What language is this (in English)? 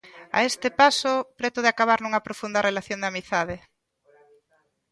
Galician